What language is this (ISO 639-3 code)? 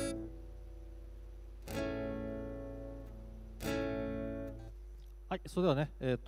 jpn